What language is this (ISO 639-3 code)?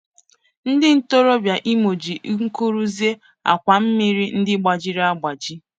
ibo